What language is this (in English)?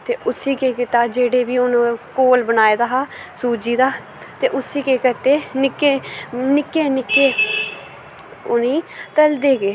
Dogri